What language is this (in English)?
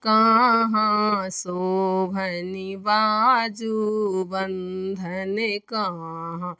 Maithili